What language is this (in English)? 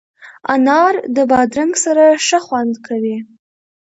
Pashto